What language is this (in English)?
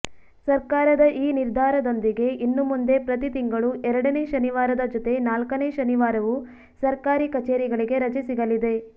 Kannada